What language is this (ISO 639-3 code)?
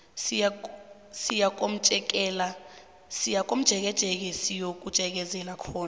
nbl